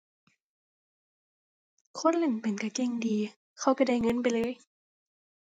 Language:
Thai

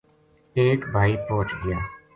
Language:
Gujari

